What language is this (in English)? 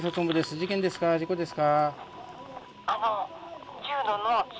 Japanese